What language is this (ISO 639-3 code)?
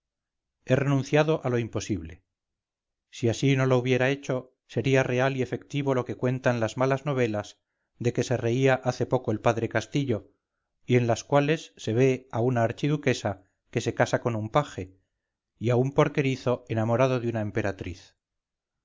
spa